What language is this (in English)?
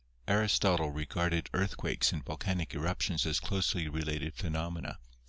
English